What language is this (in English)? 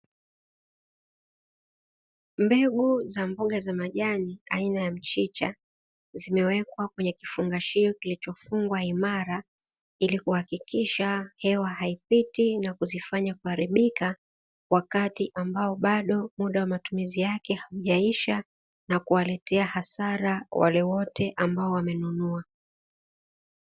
Swahili